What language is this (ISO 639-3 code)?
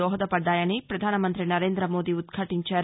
tel